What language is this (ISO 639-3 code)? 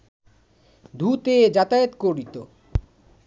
ben